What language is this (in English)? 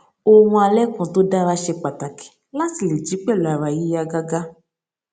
Yoruba